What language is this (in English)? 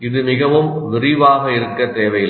Tamil